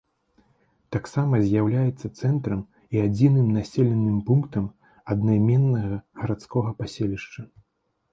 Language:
Belarusian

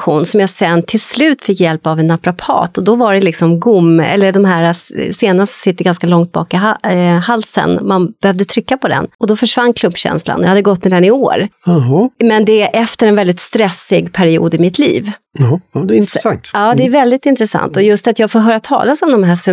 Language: Swedish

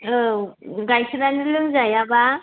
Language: Bodo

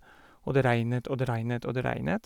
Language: Norwegian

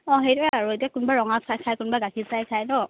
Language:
Assamese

